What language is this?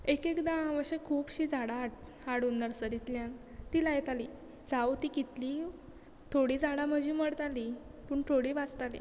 Konkani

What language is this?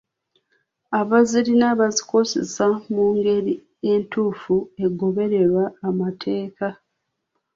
Ganda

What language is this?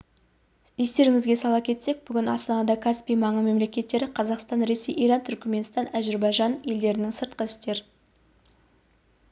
Kazakh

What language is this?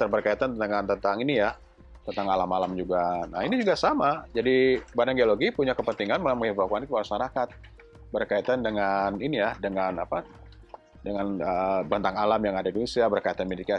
Indonesian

